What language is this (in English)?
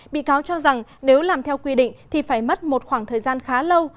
Vietnamese